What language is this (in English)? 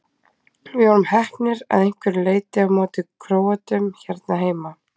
Icelandic